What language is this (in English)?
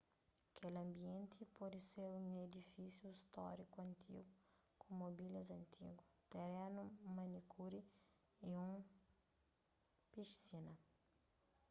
Kabuverdianu